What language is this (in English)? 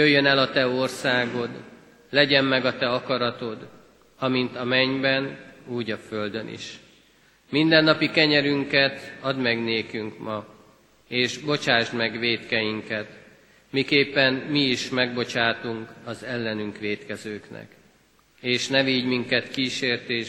Hungarian